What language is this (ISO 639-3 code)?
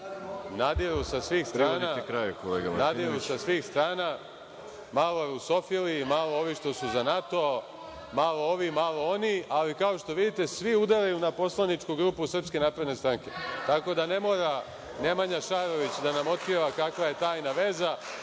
srp